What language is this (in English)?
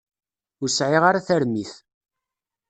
Kabyle